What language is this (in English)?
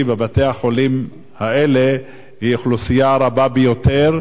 Hebrew